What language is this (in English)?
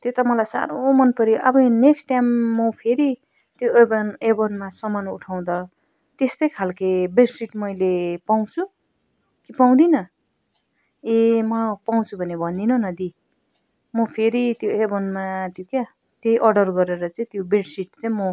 Nepali